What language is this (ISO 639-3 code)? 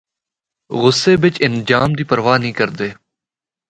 hno